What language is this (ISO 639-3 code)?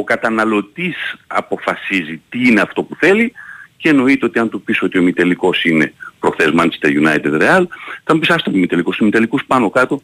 ell